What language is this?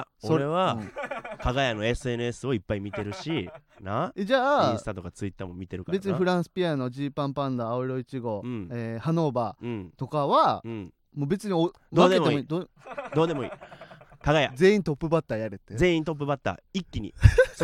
Japanese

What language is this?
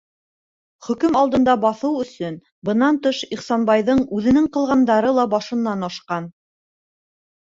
Bashkir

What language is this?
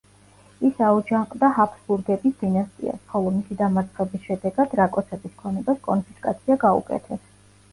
Georgian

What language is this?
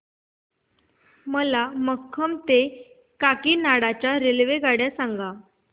Marathi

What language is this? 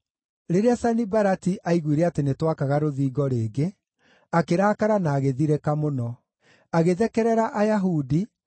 Kikuyu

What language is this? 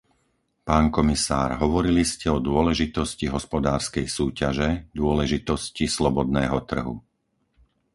Slovak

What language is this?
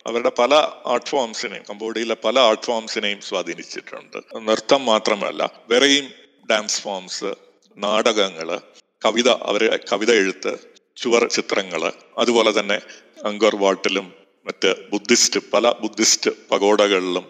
Malayalam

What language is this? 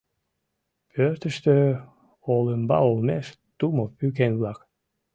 Mari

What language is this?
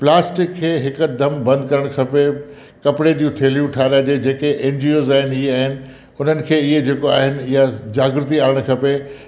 Sindhi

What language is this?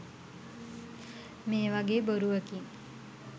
Sinhala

